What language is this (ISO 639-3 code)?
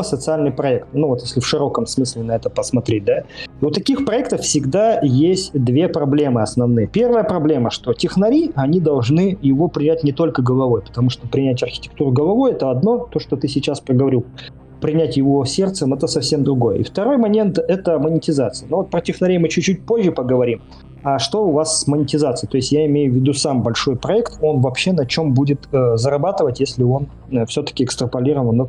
rus